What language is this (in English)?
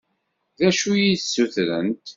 Kabyle